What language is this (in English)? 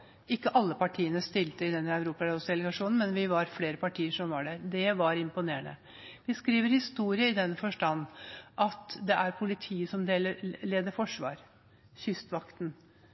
Norwegian Bokmål